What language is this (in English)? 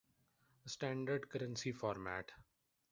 Urdu